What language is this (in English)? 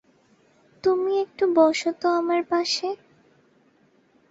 Bangla